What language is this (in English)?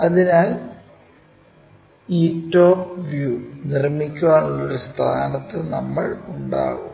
Malayalam